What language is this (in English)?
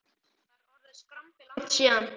Icelandic